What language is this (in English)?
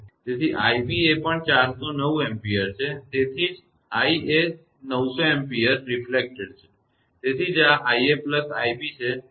Gujarati